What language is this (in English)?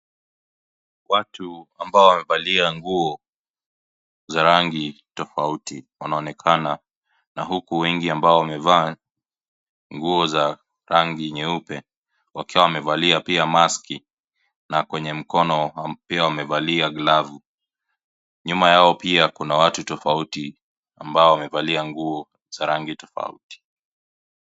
Swahili